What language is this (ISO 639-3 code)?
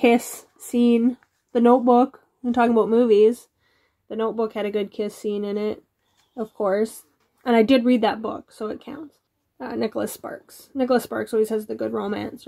eng